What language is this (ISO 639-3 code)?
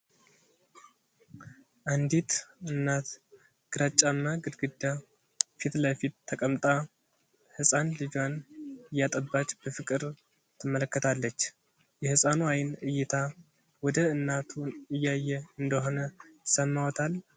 amh